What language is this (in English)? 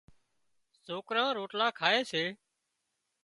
Wadiyara Koli